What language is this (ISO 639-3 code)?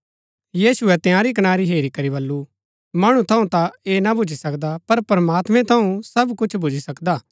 gbk